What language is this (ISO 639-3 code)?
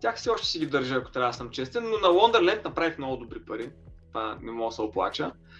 bul